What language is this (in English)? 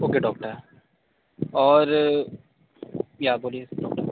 Hindi